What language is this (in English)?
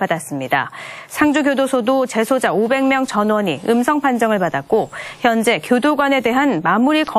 Korean